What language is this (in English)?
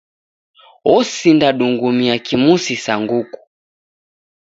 Taita